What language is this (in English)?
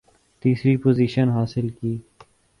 Urdu